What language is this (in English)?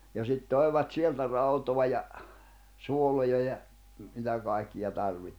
Finnish